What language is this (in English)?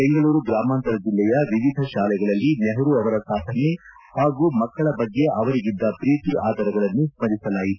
Kannada